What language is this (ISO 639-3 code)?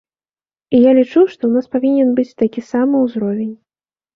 bel